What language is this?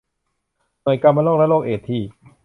Thai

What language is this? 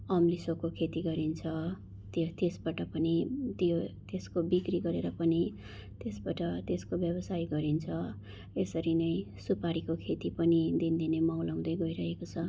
Nepali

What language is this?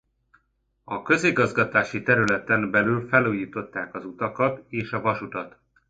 Hungarian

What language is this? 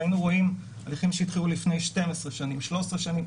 Hebrew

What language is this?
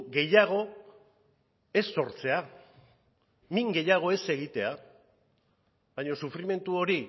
Basque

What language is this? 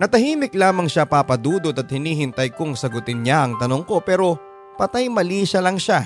Filipino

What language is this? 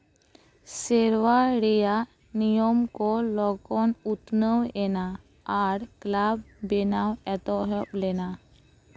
Santali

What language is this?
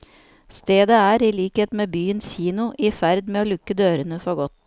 Norwegian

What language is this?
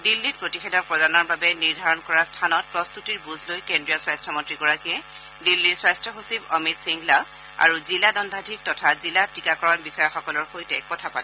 Assamese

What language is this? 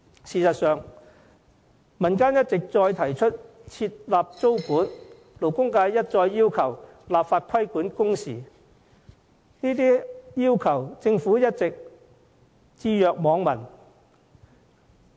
Cantonese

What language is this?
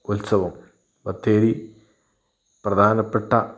Malayalam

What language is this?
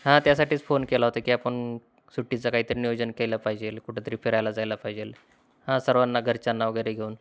Marathi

